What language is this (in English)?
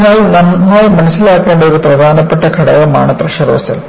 Malayalam